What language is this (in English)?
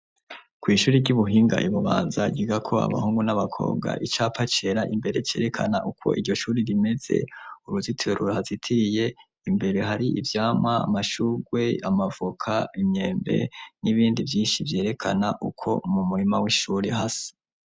Rundi